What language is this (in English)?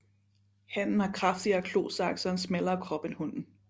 Danish